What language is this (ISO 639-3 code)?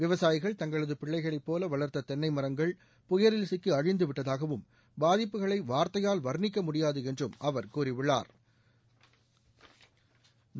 tam